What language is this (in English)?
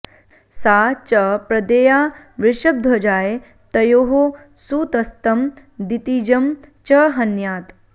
Sanskrit